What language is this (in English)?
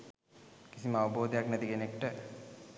Sinhala